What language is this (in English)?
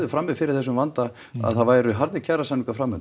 Icelandic